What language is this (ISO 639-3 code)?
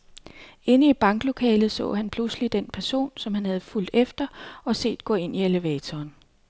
dan